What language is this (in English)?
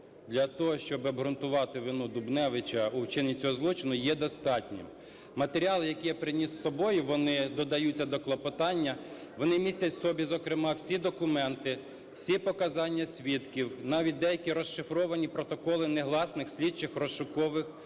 Ukrainian